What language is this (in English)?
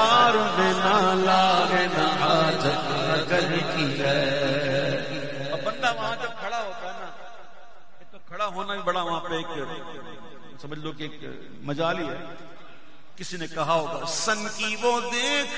Arabic